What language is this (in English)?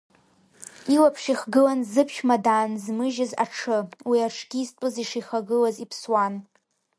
Abkhazian